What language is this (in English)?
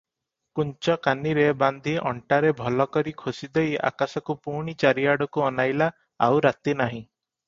Odia